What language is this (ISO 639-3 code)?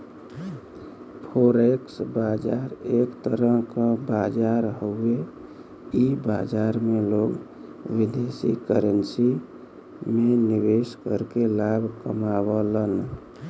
bho